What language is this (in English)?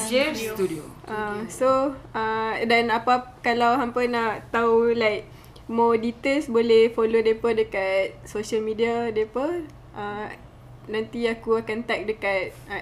Malay